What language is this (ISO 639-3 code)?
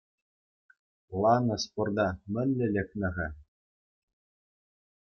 chv